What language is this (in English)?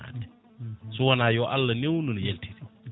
Fula